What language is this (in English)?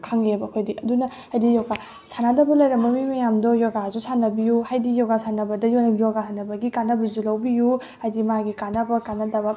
Manipuri